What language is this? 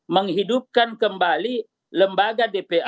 Indonesian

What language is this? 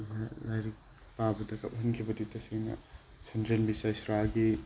Manipuri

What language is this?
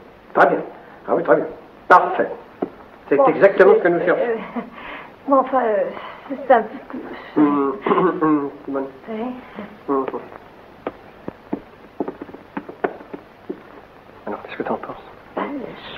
French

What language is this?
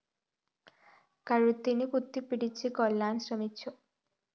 Malayalam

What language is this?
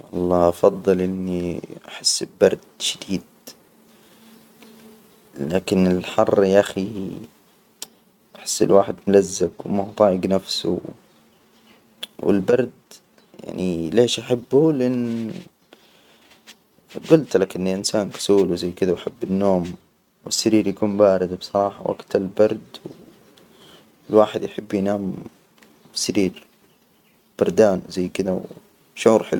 Hijazi Arabic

